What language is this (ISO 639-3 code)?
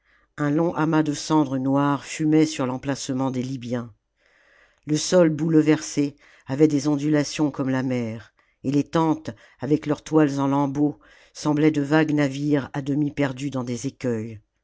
fra